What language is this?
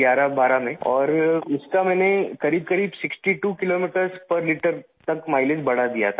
Urdu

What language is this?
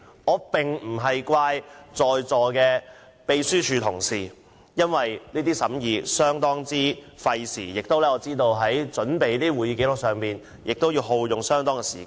Cantonese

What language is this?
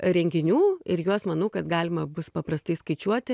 Lithuanian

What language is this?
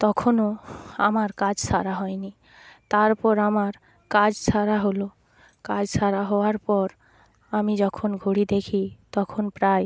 Bangla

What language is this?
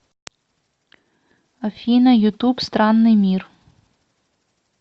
Russian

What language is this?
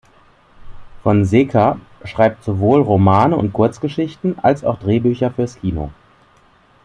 German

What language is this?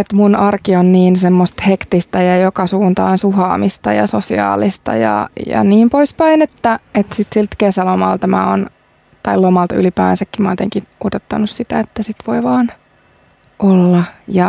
Finnish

